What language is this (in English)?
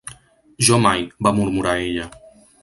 Catalan